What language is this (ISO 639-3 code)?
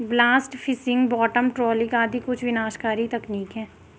hin